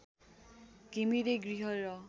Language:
Nepali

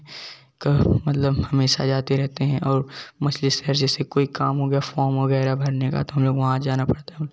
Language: Hindi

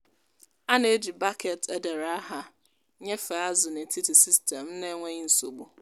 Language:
Igbo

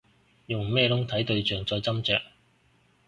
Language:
Cantonese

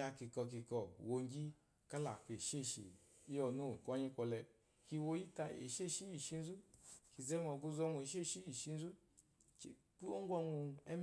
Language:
Eloyi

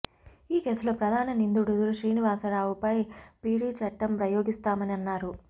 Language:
Telugu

